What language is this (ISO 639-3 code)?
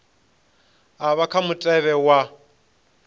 ven